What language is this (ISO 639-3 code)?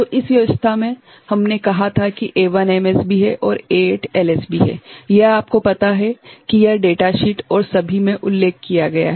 hin